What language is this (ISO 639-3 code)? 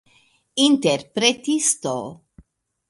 epo